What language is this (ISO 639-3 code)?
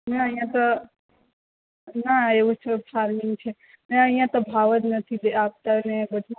guj